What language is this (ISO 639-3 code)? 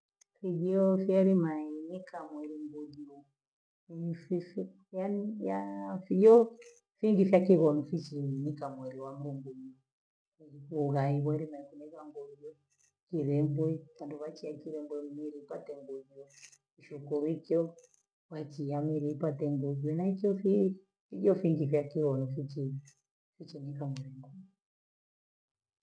gwe